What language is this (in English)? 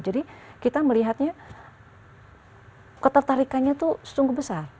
Indonesian